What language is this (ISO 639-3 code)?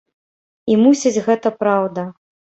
bel